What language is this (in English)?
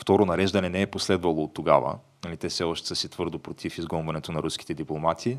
Bulgarian